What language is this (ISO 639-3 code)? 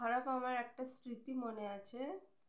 ben